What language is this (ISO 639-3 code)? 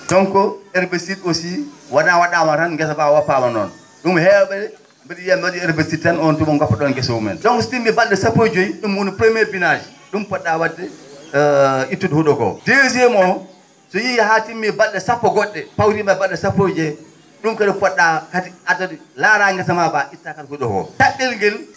ful